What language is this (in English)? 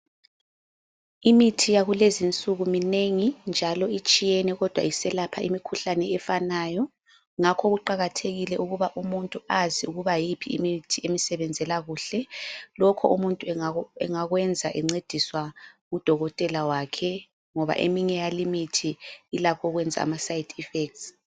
North Ndebele